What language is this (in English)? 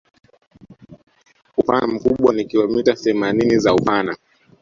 Swahili